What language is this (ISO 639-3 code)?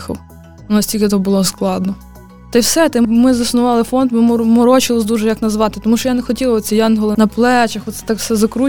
ukr